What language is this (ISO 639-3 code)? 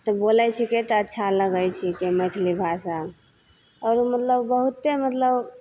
mai